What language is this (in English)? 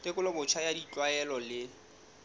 Southern Sotho